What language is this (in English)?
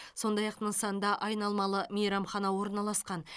Kazakh